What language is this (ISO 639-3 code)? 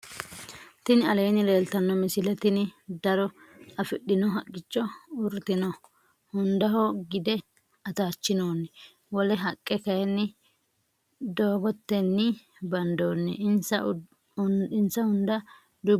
sid